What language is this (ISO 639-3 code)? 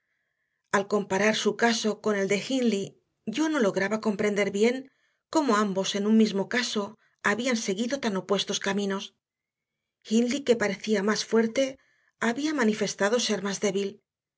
spa